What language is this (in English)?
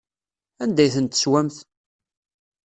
Kabyle